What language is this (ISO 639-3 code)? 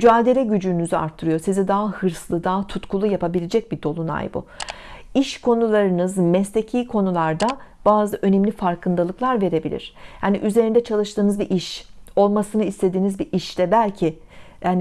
tur